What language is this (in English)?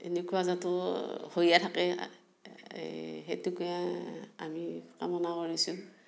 Assamese